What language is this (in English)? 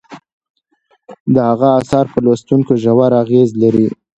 Pashto